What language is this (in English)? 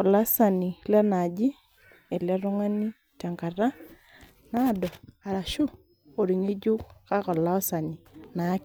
Masai